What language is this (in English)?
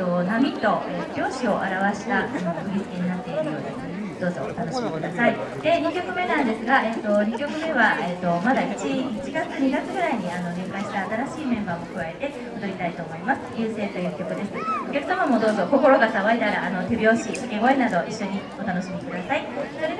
Japanese